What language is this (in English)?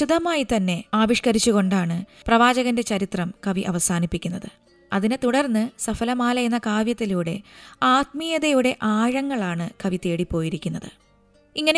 Malayalam